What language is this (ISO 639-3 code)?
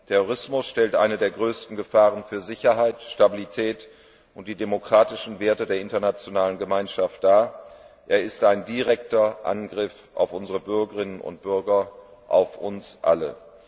deu